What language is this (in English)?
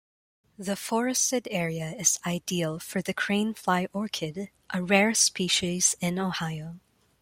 English